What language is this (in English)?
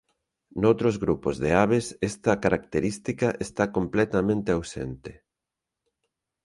Galician